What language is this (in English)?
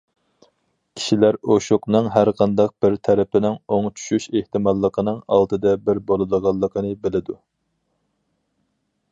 Uyghur